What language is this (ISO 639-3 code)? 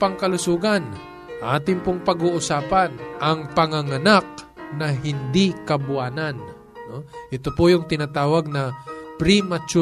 fil